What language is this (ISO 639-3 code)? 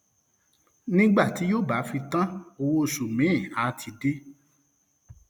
yor